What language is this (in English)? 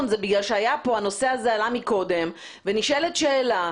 Hebrew